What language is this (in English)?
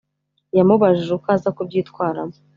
Kinyarwanda